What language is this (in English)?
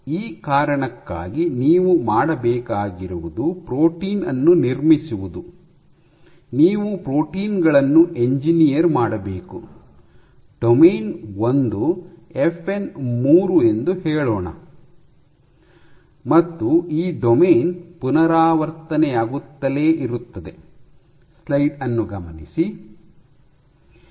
Kannada